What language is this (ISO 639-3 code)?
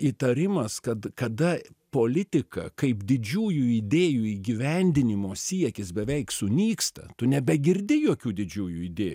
lit